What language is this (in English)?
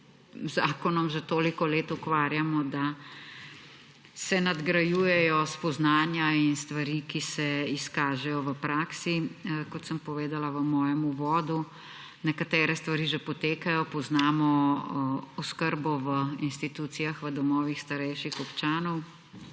Slovenian